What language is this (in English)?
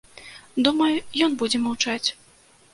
Belarusian